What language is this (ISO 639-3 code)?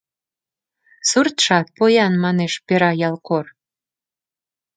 chm